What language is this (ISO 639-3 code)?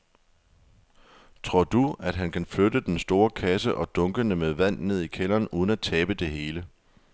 dan